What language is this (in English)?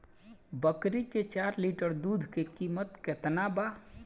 Bhojpuri